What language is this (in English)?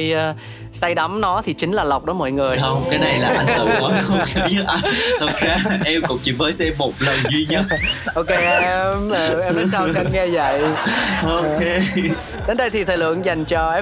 Vietnamese